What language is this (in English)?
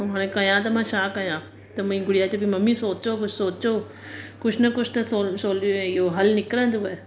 Sindhi